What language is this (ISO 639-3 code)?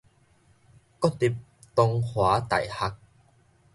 nan